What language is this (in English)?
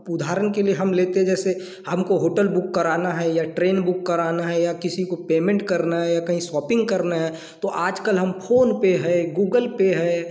Hindi